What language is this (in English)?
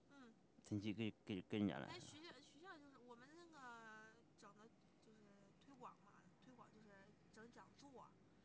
Chinese